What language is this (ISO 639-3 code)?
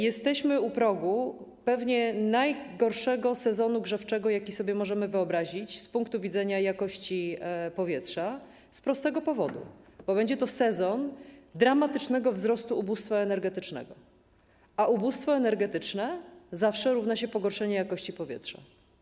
pol